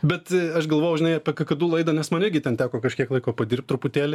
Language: Lithuanian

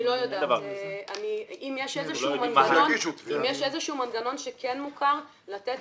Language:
Hebrew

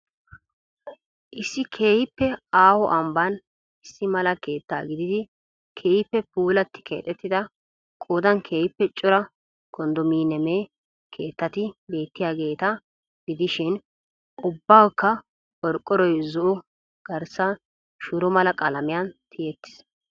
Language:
Wolaytta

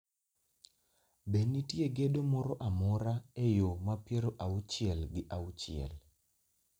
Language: Luo (Kenya and Tanzania)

